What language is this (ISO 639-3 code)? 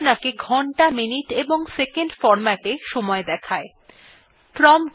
ben